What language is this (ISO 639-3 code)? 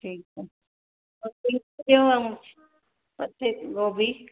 snd